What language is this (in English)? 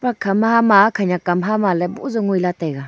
Wancho Naga